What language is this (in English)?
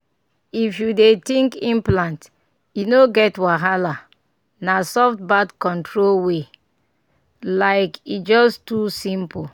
Nigerian Pidgin